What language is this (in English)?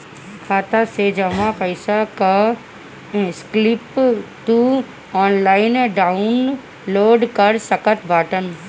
Bhojpuri